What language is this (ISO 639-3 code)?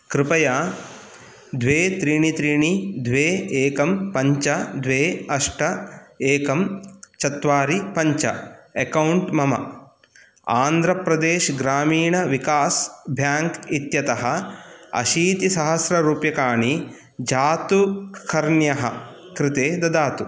san